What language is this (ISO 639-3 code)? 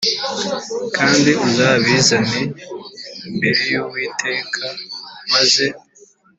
kin